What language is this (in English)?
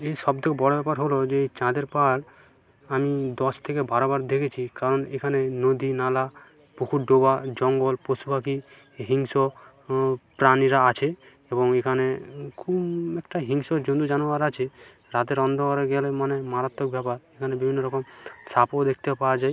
Bangla